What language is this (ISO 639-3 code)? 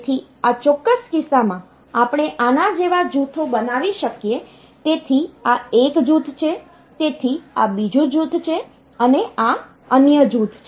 guj